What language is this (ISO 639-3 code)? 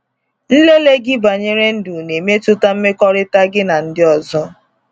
ibo